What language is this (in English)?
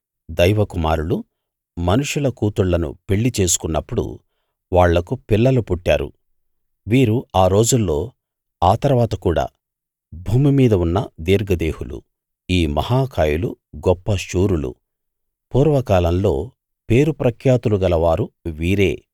Telugu